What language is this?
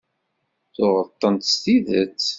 Kabyle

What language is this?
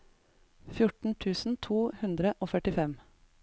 Norwegian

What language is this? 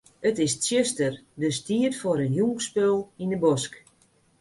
Western Frisian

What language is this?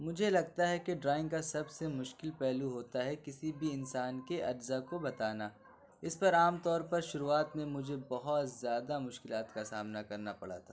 Urdu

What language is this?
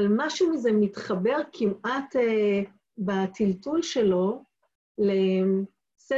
Hebrew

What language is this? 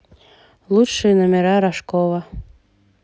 Russian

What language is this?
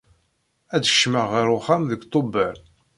Kabyle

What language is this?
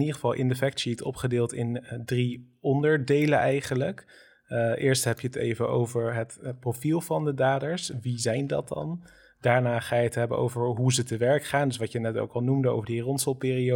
Dutch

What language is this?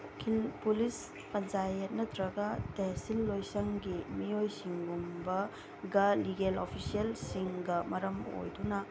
Manipuri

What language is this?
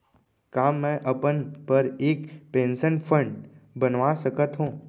Chhattisgarhi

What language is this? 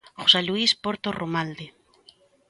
Galician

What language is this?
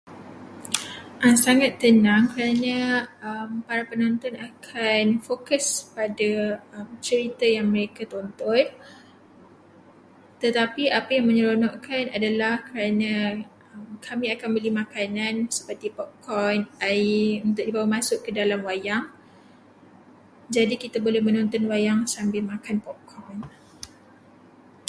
Malay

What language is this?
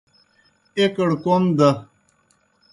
Kohistani Shina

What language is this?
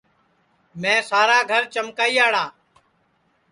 Sansi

